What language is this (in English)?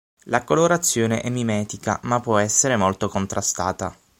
Italian